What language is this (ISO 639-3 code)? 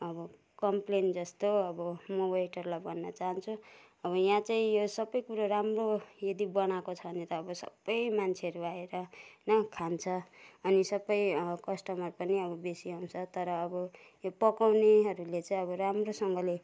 nep